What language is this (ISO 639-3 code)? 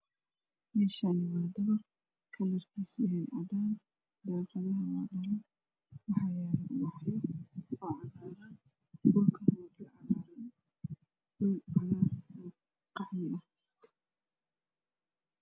som